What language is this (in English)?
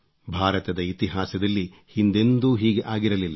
Kannada